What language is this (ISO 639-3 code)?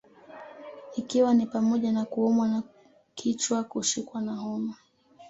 swa